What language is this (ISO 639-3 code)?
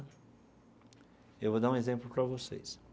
por